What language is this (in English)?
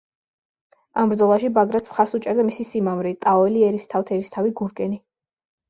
Georgian